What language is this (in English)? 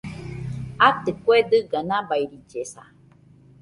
Nüpode Huitoto